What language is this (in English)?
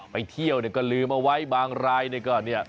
Thai